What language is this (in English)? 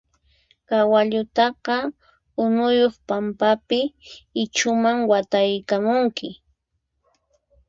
Puno Quechua